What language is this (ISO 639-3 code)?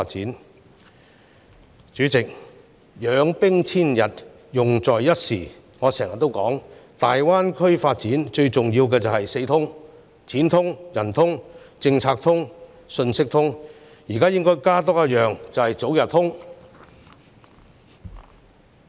yue